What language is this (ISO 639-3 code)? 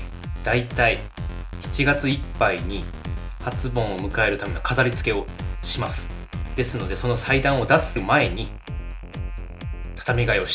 jpn